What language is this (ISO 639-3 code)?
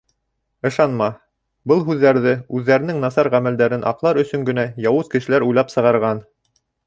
bak